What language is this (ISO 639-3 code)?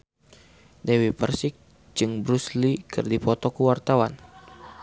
sun